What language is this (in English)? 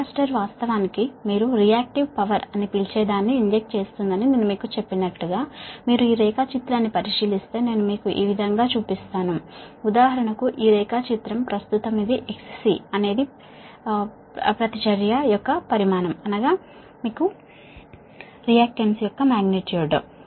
Telugu